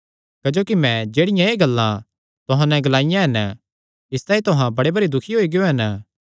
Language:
Kangri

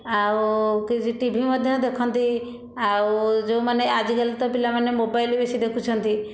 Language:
Odia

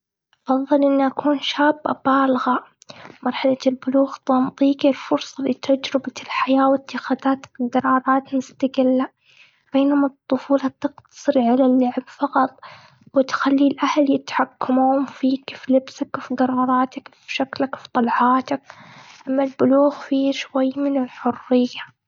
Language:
Gulf Arabic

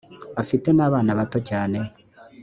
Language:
Kinyarwanda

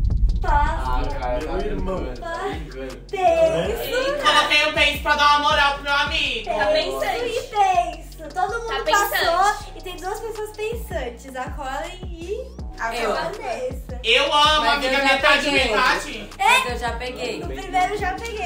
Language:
Portuguese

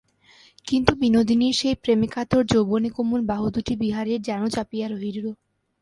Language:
Bangla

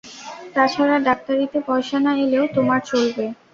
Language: Bangla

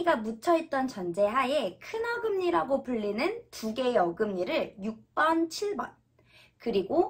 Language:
Korean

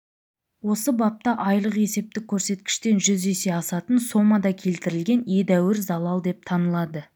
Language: Kazakh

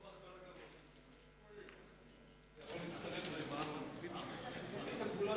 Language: Hebrew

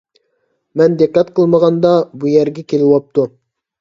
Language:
Uyghur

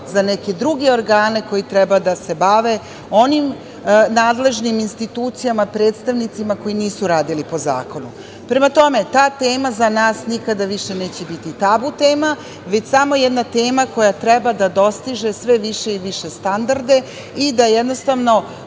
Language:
Serbian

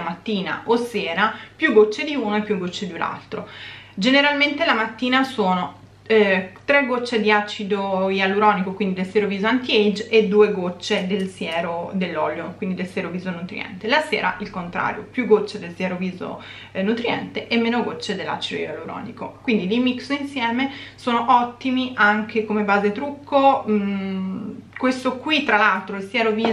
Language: Italian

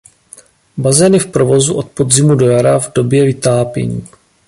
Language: Czech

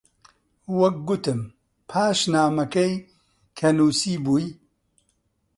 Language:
Central Kurdish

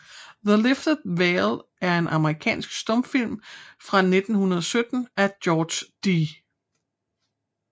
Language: Danish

